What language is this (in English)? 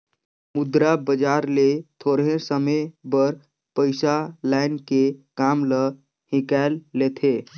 Chhattisgarhi